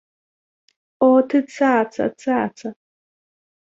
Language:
Belarusian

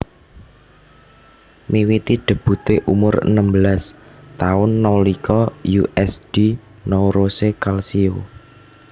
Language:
Javanese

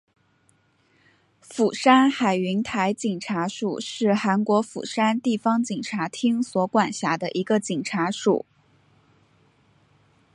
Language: Chinese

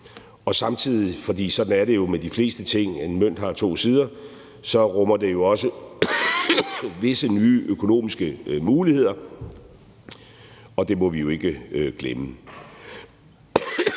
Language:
Danish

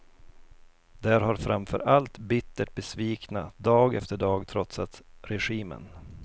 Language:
Swedish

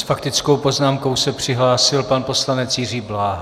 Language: Czech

